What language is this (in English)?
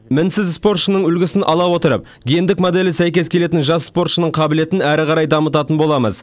Kazakh